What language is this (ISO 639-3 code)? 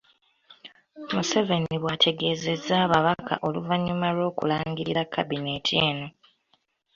lug